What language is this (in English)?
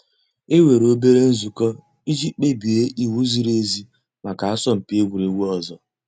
Igbo